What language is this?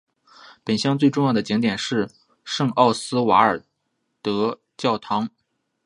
Chinese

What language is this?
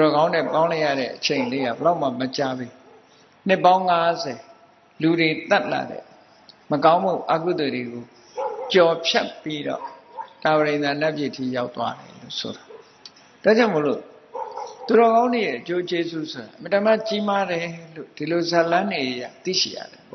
Thai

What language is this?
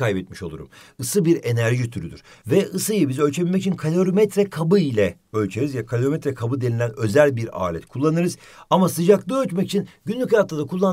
Turkish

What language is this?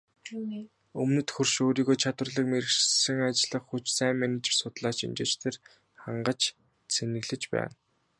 Mongolian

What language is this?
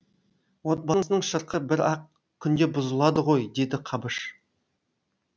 Kazakh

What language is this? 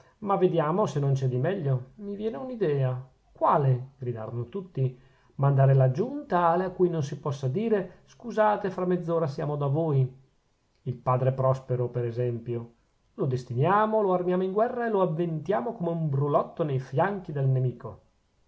Italian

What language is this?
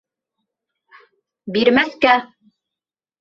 Bashkir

